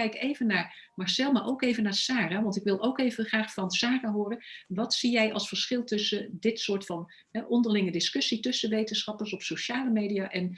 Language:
Dutch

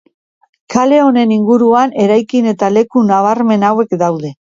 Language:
Basque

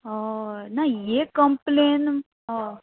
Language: Konkani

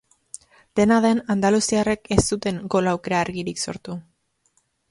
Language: Basque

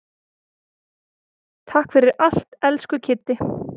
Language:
Icelandic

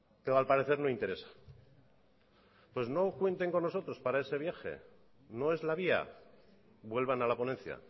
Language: Spanish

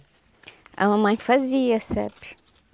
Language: Portuguese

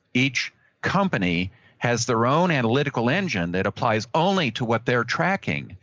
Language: English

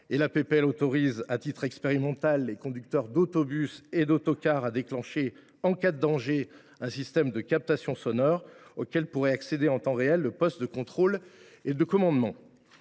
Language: French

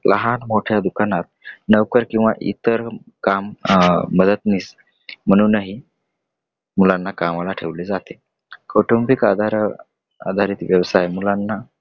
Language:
Marathi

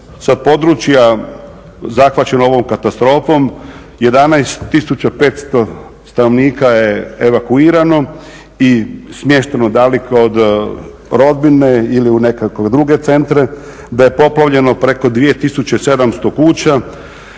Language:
Croatian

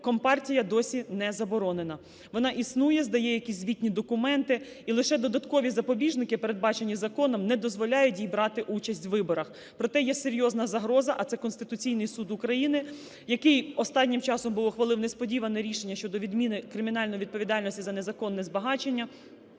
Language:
Ukrainian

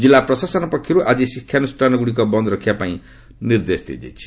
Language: Odia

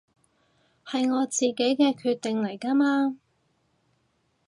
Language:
Cantonese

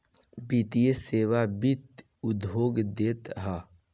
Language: Bhojpuri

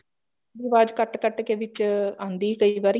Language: Punjabi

